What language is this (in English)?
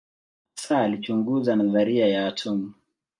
Swahili